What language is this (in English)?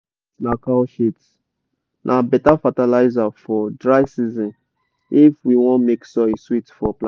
Nigerian Pidgin